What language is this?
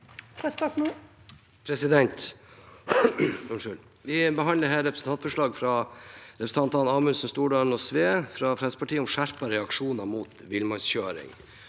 Norwegian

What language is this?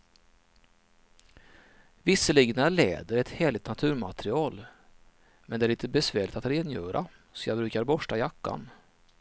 Swedish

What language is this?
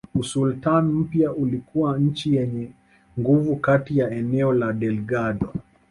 Swahili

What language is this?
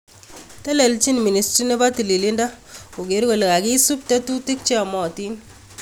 Kalenjin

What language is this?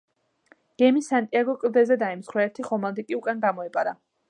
Georgian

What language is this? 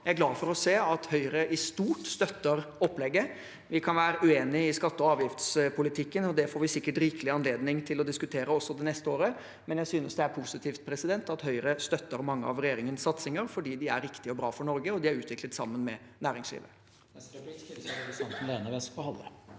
Norwegian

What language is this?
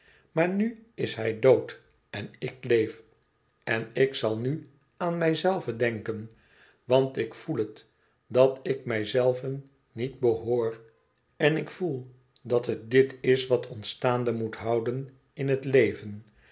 Dutch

